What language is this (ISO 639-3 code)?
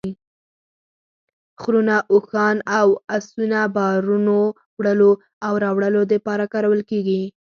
pus